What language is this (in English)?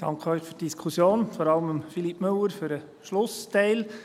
Swiss German